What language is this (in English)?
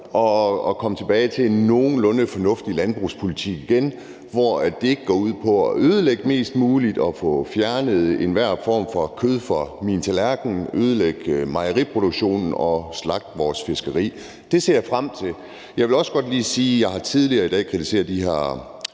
Danish